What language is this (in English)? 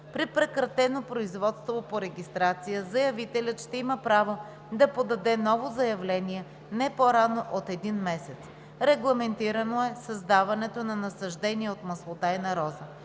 Bulgarian